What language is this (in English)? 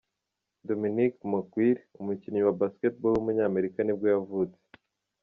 Kinyarwanda